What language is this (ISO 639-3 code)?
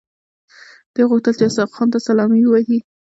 pus